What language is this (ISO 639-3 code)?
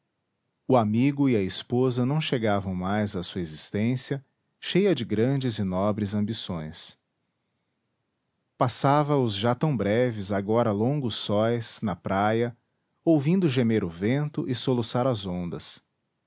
por